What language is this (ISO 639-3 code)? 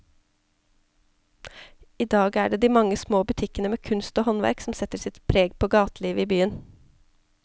nor